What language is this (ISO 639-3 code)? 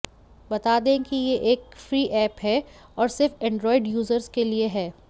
hin